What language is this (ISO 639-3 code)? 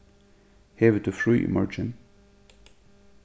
fao